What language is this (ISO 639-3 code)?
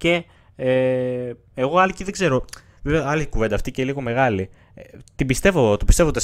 ell